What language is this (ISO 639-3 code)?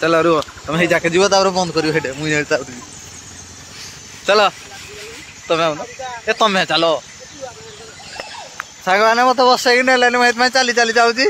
ben